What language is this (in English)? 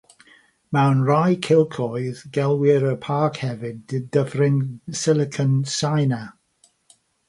Welsh